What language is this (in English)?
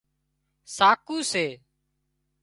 Wadiyara Koli